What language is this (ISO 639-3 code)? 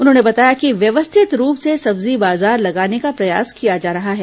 hin